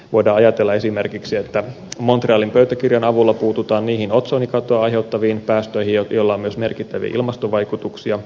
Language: Finnish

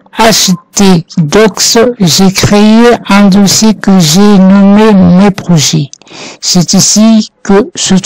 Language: French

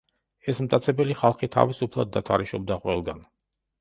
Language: Georgian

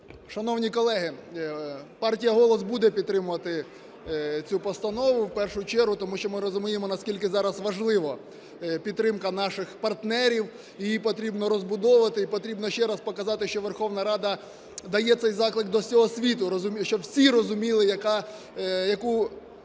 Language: Ukrainian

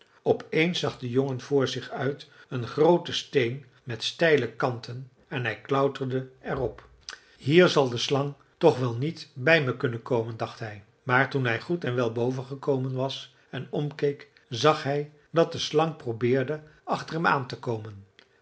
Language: Dutch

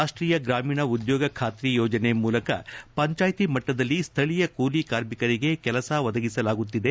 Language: Kannada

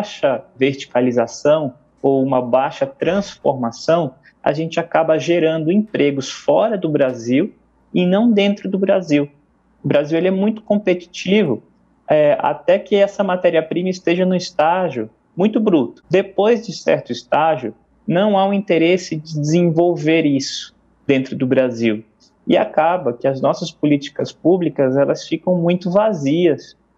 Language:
Portuguese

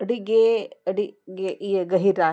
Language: Santali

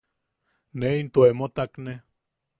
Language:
Yaqui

